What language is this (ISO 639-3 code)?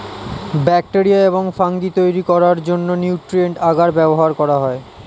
ben